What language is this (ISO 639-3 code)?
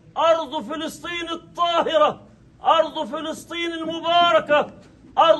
ara